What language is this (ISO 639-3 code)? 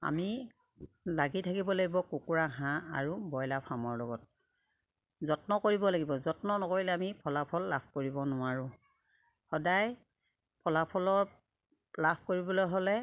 asm